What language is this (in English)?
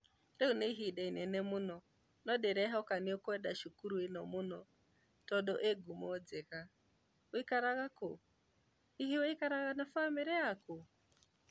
Kikuyu